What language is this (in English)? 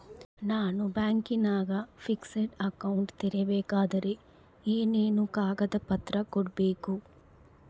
Kannada